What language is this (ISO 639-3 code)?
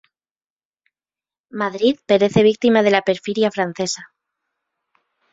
spa